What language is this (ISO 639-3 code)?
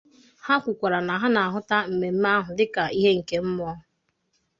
ibo